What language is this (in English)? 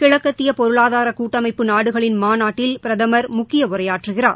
Tamil